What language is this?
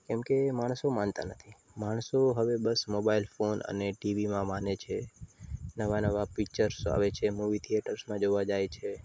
Gujarati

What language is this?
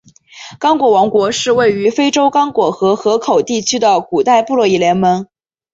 Chinese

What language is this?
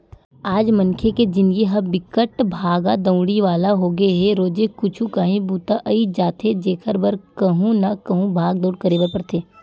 Chhattisgarhi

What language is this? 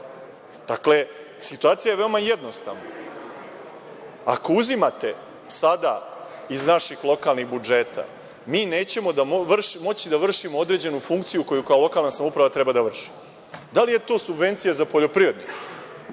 Serbian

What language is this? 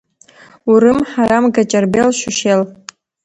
Abkhazian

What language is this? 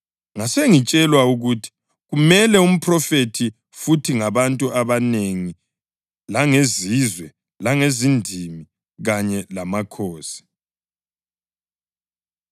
North Ndebele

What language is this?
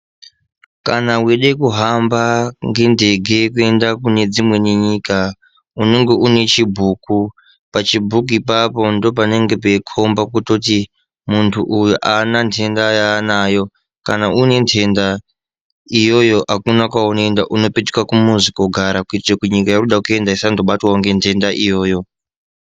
Ndau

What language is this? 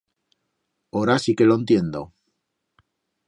Aragonese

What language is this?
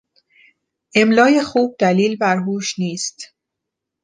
Persian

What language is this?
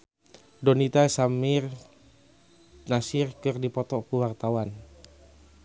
Sundanese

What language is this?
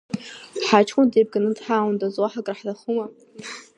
Abkhazian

